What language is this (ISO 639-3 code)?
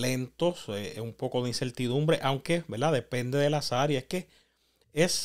spa